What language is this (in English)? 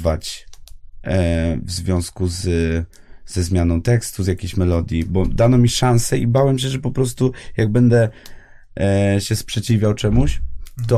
Polish